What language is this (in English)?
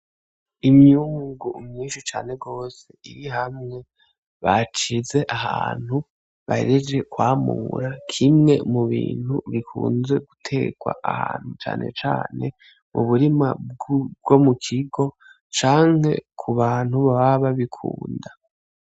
Rundi